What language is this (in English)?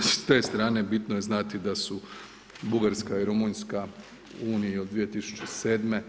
Croatian